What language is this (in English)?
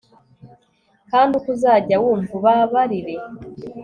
Kinyarwanda